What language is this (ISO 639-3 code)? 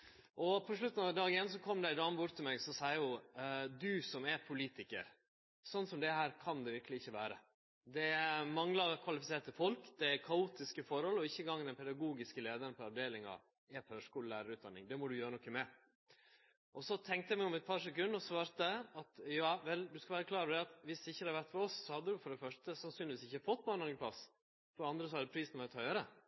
nno